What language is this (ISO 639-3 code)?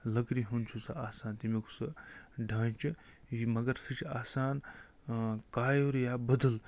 kas